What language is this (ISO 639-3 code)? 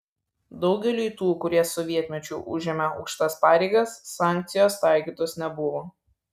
lit